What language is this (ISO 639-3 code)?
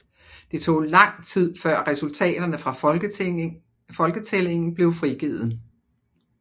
dan